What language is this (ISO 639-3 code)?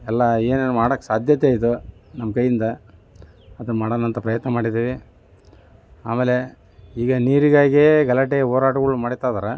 kan